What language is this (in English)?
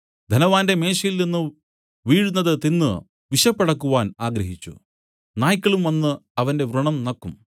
Malayalam